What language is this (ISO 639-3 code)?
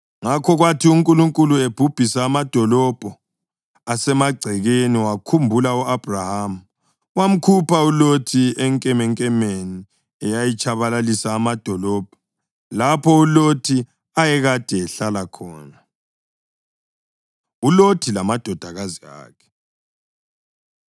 nde